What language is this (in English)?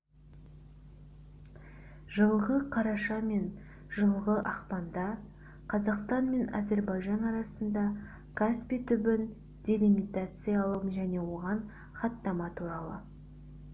Kazakh